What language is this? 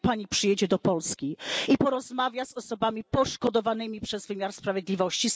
Polish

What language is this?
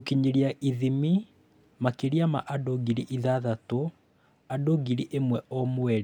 Kikuyu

